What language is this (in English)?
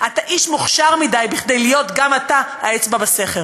Hebrew